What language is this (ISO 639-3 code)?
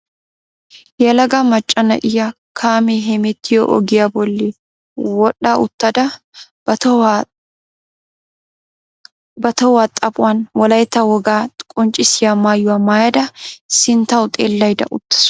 wal